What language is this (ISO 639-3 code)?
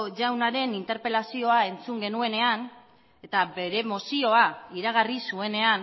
eus